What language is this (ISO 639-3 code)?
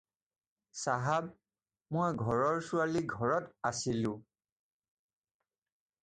asm